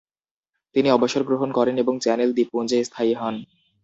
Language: Bangla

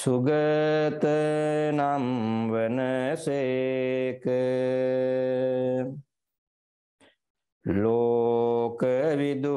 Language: Romanian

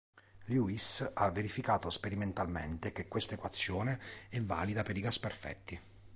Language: Italian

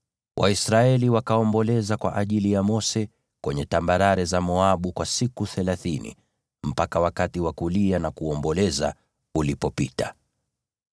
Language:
Swahili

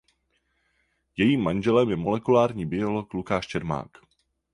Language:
Czech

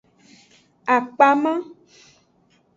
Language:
Aja (Benin)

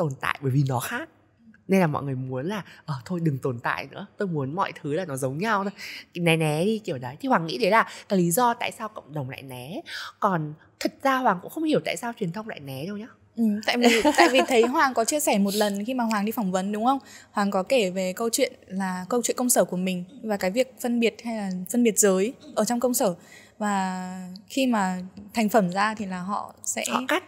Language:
Vietnamese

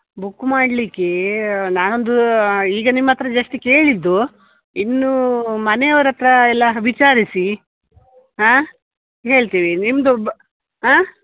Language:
Kannada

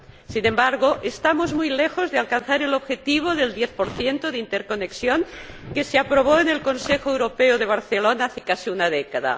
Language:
Spanish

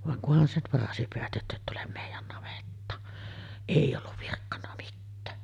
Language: Finnish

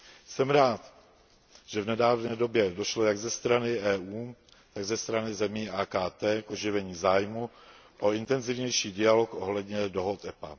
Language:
Czech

